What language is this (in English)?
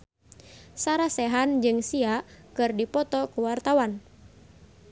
Sundanese